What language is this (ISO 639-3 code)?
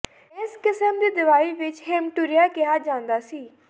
pan